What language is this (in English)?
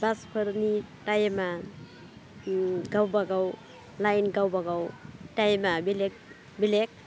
Bodo